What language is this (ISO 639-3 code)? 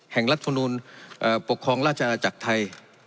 tha